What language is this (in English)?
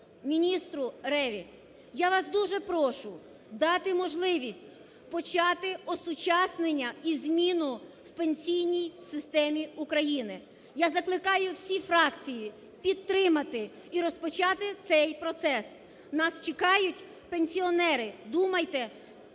Ukrainian